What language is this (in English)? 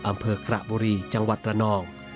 Thai